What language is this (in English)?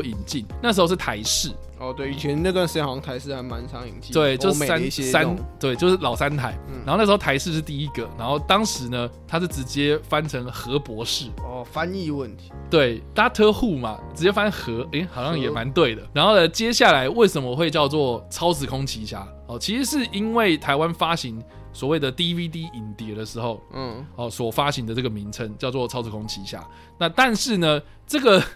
Chinese